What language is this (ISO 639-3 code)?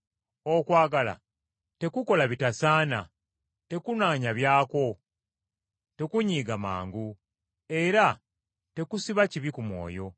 lug